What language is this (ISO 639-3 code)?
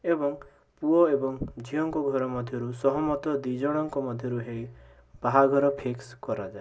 ori